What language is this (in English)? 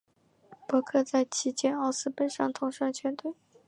Chinese